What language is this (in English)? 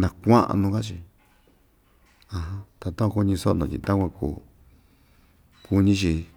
Ixtayutla Mixtec